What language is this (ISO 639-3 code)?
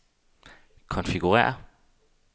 dan